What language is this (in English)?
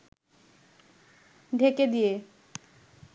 Bangla